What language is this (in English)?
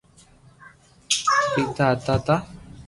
Loarki